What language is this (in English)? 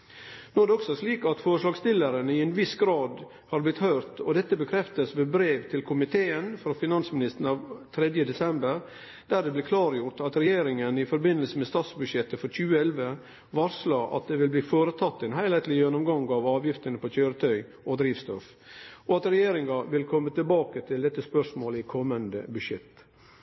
Norwegian Nynorsk